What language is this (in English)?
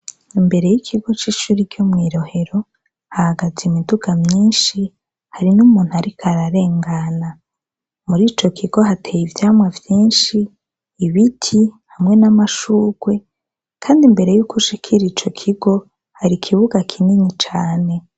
Rundi